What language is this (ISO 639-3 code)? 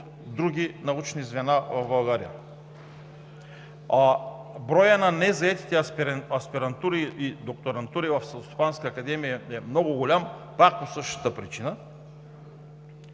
bul